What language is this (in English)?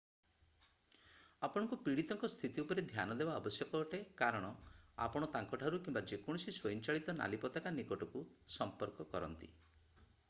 Odia